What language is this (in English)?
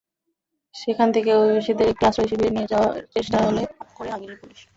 Bangla